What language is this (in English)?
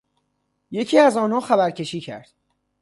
Persian